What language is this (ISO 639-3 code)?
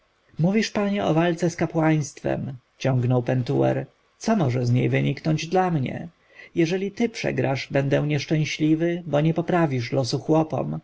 pol